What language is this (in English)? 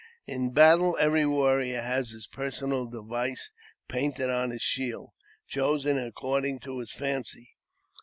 English